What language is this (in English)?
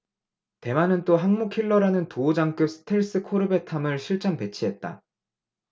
Korean